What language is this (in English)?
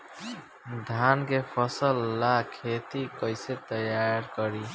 Bhojpuri